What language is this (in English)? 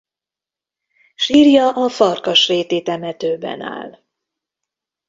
Hungarian